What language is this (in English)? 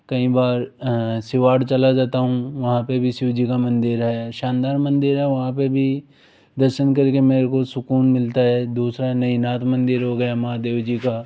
Hindi